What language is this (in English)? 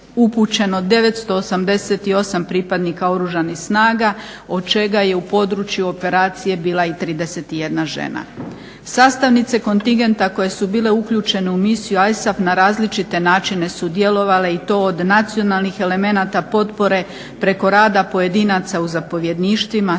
Croatian